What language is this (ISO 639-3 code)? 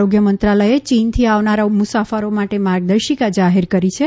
guj